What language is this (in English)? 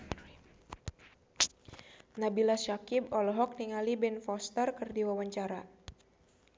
Sundanese